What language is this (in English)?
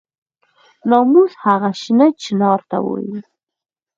Pashto